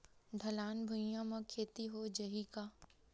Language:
Chhattisgarhi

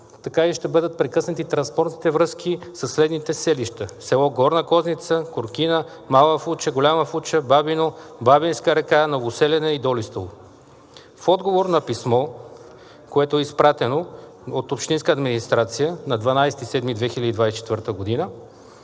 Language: Bulgarian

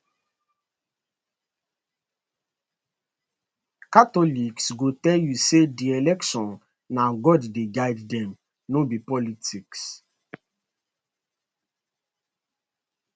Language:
Nigerian Pidgin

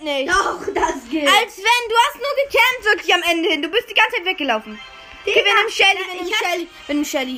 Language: German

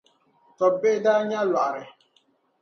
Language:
Dagbani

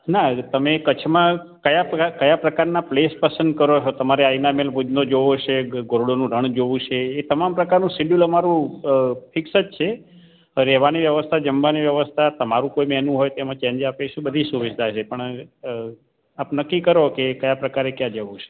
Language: Gujarati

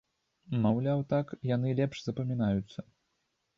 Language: Belarusian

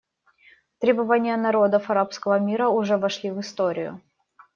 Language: Russian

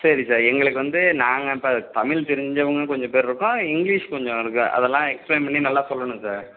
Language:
Tamil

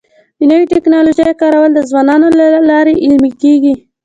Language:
Pashto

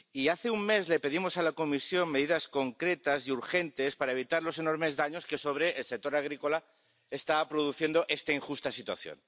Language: Spanish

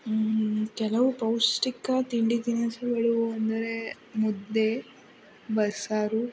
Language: Kannada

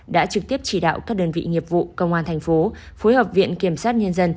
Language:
Vietnamese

